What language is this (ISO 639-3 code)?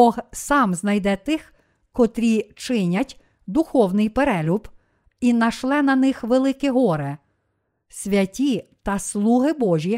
ukr